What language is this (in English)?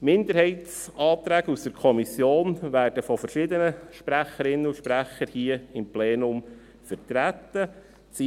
Swiss German